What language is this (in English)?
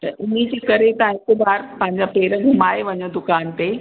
Sindhi